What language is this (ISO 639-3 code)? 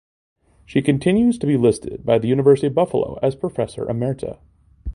eng